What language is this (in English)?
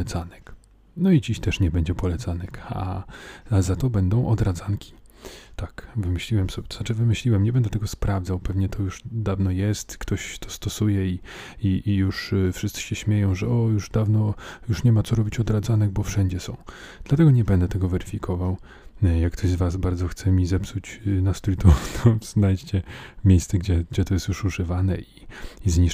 Polish